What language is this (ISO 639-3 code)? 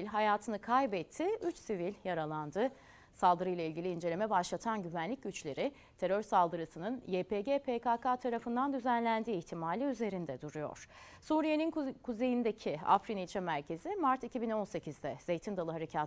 tur